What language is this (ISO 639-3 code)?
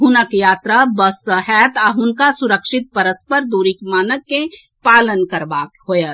mai